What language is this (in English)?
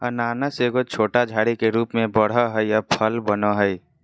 Magahi